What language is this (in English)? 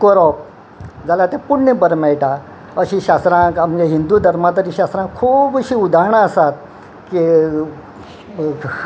Konkani